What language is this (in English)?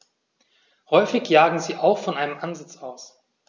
German